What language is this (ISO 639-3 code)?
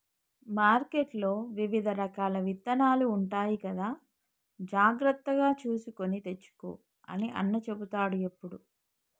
tel